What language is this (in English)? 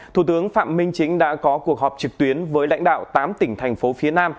Vietnamese